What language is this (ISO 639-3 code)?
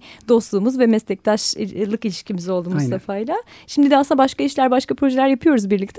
tur